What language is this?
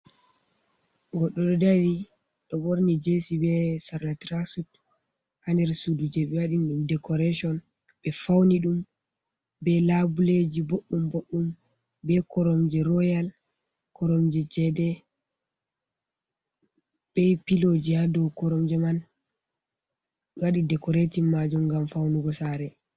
Fula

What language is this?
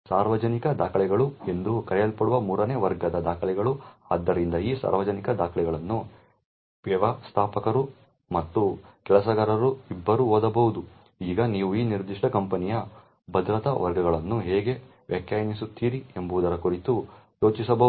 Kannada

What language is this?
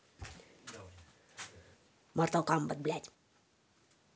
Russian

